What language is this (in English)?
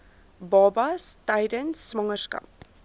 Afrikaans